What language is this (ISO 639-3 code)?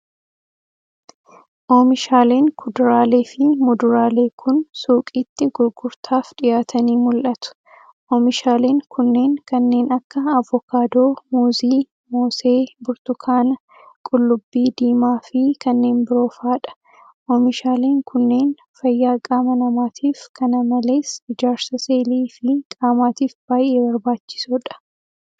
orm